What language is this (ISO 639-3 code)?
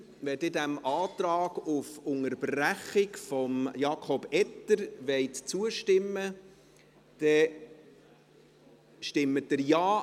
gsw